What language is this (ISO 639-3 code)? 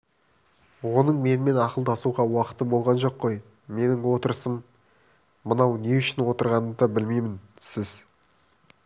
kaz